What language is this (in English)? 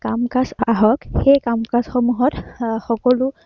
Assamese